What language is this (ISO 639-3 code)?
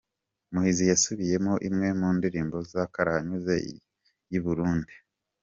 kin